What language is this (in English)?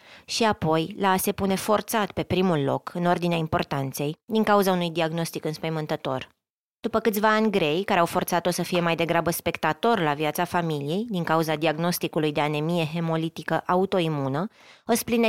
Romanian